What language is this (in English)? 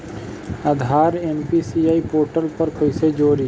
Bhojpuri